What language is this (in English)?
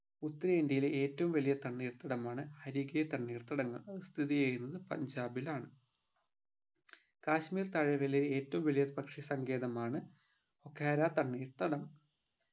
Malayalam